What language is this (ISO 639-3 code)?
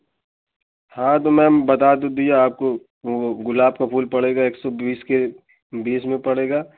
hin